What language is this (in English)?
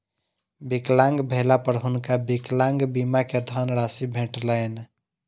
Maithili